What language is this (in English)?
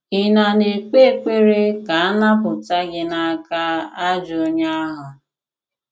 Igbo